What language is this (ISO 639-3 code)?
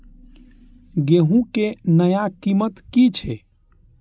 mai